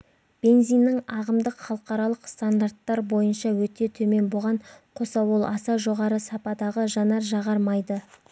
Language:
Kazakh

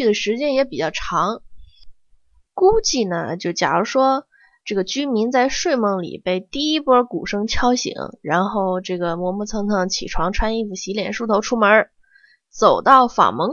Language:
Chinese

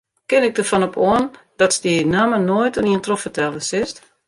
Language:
Western Frisian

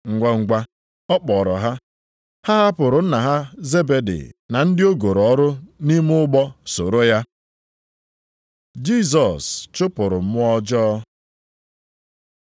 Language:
Igbo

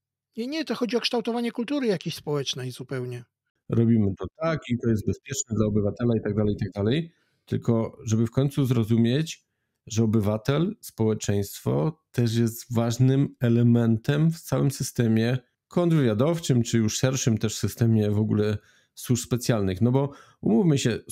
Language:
Polish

